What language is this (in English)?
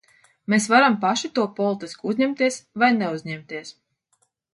Latvian